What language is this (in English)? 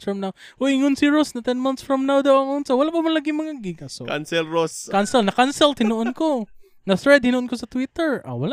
Filipino